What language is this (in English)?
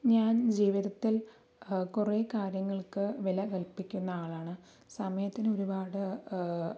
Malayalam